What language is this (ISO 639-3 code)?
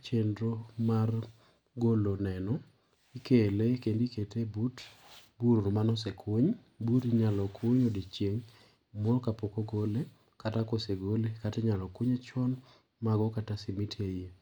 luo